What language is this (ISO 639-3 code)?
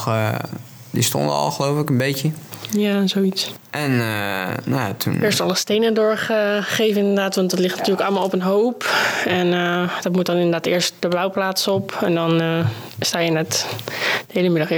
nld